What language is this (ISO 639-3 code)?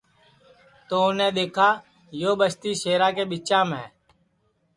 ssi